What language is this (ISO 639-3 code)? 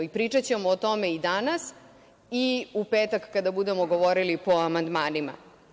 srp